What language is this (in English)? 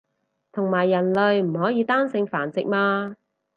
Cantonese